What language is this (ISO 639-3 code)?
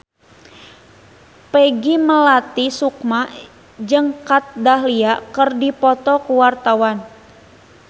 sun